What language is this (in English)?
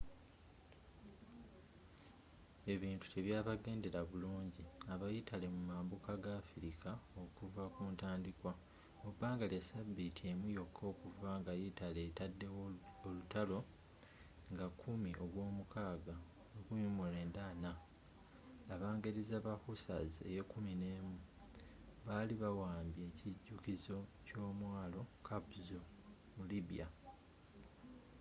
Ganda